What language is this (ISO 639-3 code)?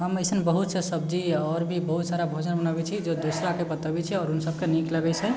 mai